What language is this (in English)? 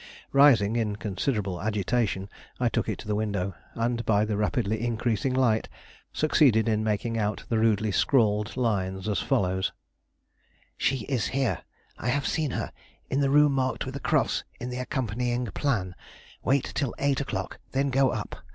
English